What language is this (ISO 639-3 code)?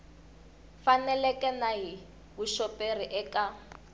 tso